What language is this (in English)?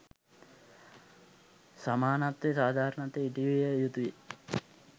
Sinhala